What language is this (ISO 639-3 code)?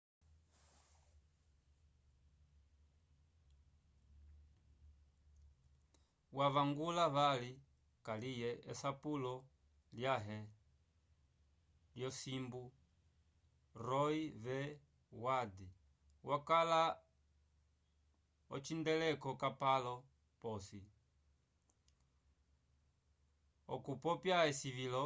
umb